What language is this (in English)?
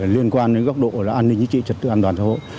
Vietnamese